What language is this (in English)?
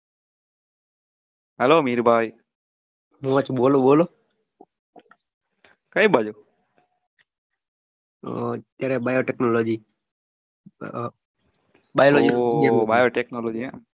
Gujarati